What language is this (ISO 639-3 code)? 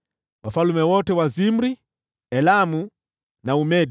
swa